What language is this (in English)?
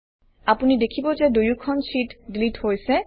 Assamese